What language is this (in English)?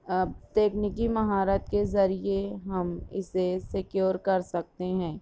Urdu